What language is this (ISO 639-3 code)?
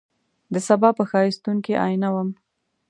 pus